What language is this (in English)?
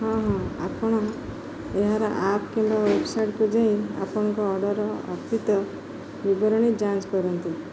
Odia